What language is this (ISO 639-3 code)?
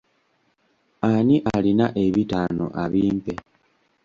lug